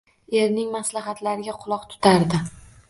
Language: Uzbek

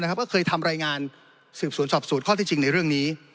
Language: Thai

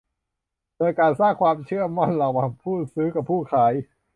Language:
Thai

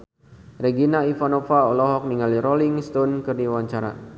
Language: Sundanese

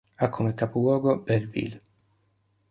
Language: Italian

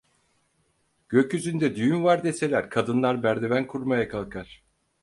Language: Turkish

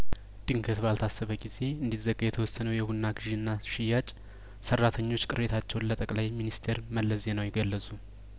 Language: Amharic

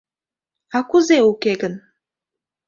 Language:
Mari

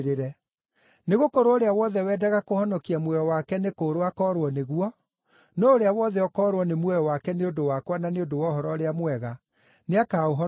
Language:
Kikuyu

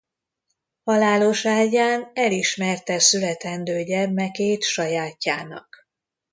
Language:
Hungarian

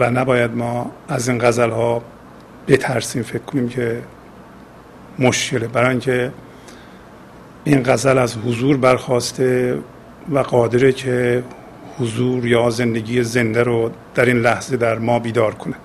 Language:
Persian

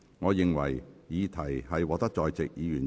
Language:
Cantonese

